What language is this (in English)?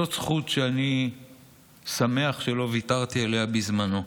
Hebrew